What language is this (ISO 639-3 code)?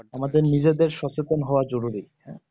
ben